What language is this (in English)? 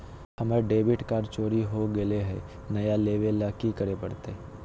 Magahi